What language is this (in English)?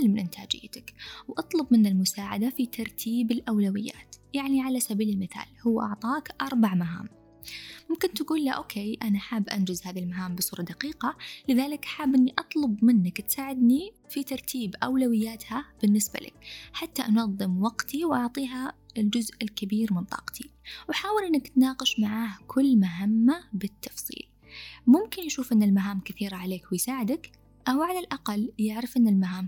Arabic